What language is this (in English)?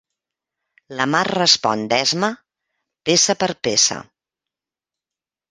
Catalan